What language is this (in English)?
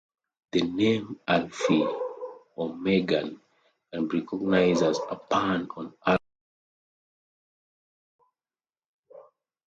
English